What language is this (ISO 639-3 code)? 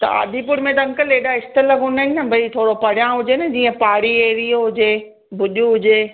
snd